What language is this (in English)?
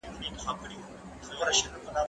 Pashto